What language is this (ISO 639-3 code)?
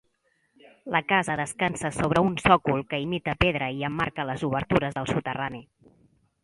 cat